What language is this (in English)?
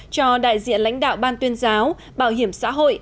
Vietnamese